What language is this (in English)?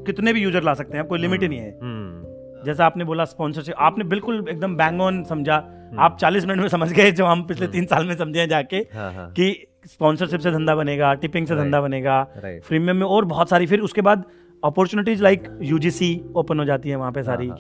Hindi